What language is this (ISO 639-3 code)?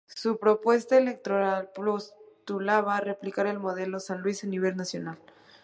spa